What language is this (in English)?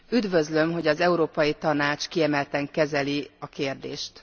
Hungarian